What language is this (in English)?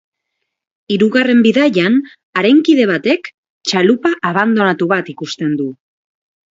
Basque